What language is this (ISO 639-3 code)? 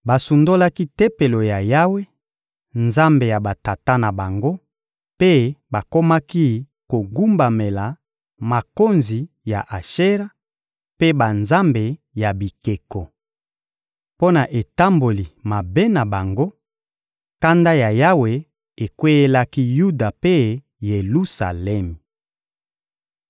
lin